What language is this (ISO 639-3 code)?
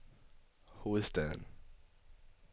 dan